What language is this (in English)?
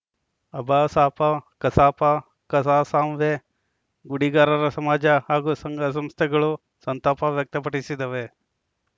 Kannada